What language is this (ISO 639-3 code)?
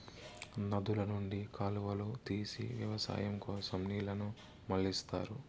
tel